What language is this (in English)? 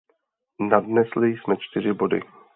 Czech